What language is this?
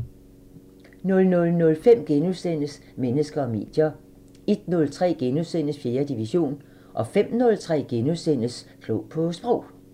Danish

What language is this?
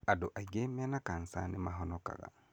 Kikuyu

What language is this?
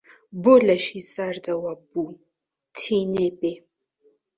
Central Kurdish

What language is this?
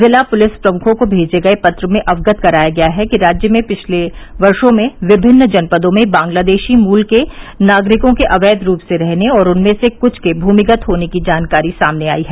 Hindi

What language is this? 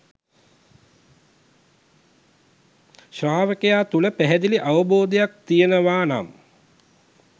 Sinhala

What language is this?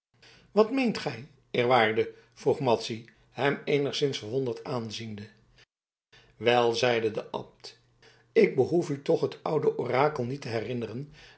Dutch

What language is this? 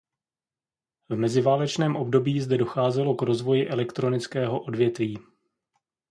Czech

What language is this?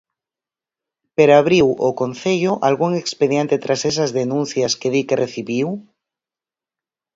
Galician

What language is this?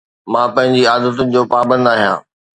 Sindhi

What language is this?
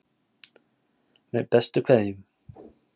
Icelandic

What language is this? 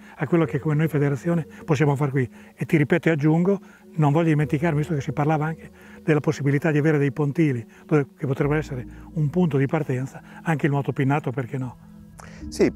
Italian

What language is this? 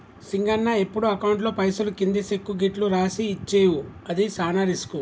Telugu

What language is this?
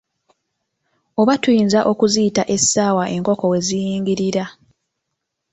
Ganda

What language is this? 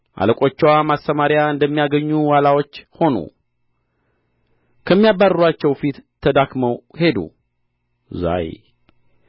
Amharic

